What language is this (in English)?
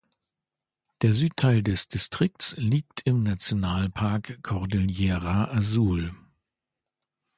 German